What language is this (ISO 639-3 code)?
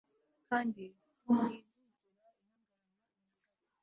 kin